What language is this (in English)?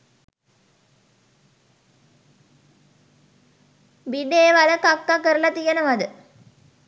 Sinhala